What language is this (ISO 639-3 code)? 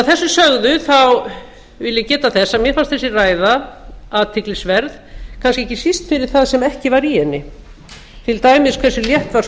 isl